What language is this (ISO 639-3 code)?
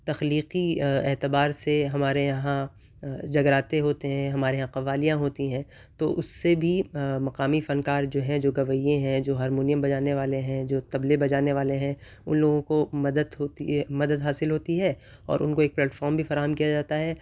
urd